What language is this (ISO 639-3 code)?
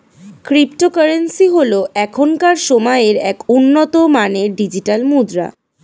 ben